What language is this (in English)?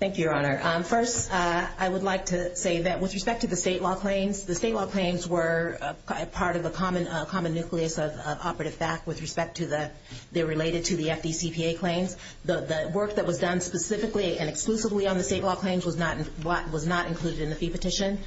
English